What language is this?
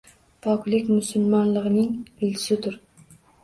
Uzbek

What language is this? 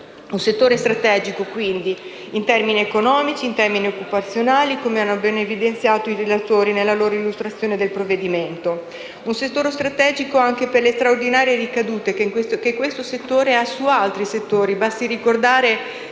Italian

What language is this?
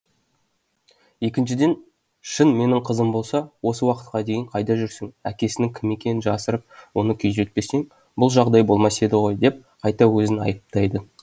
Kazakh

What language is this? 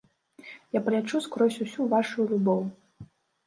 Belarusian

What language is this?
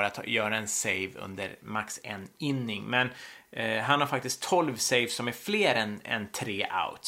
Swedish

